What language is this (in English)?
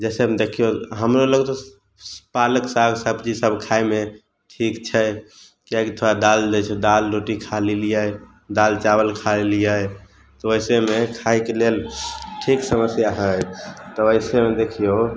Maithili